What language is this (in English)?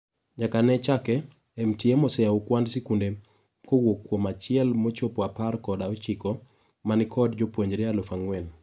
Luo (Kenya and Tanzania)